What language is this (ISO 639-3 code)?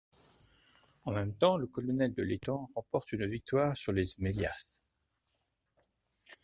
fra